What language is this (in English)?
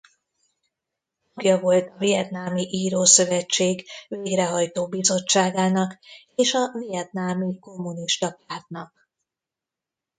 Hungarian